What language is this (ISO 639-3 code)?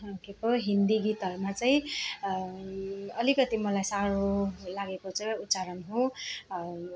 nep